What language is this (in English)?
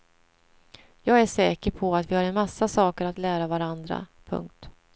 Swedish